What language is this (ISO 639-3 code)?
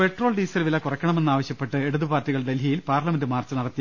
mal